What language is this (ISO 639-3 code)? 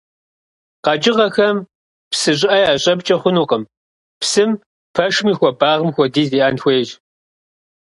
kbd